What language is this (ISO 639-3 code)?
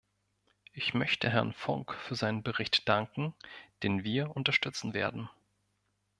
deu